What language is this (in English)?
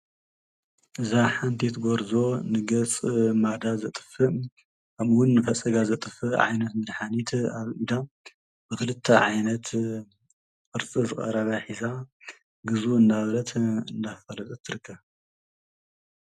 Tigrinya